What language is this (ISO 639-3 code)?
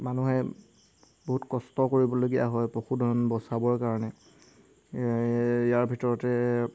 asm